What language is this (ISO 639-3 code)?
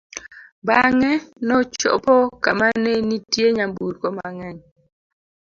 luo